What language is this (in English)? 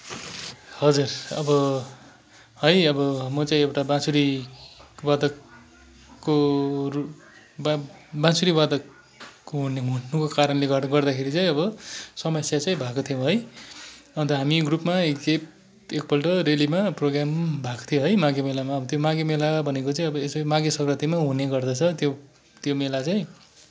Nepali